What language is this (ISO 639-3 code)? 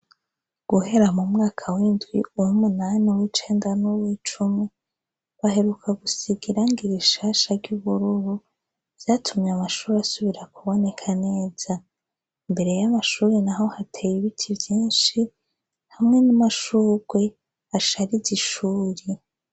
run